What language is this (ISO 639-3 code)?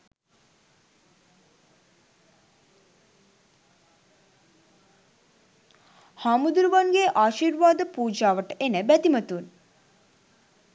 sin